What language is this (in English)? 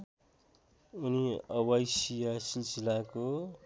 Nepali